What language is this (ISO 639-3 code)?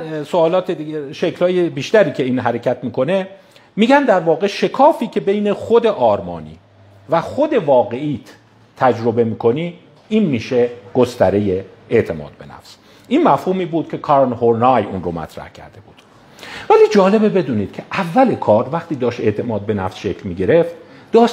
fas